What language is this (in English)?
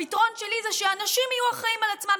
Hebrew